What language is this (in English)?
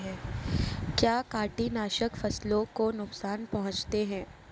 Hindi